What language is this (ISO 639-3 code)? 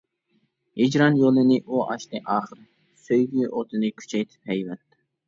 uig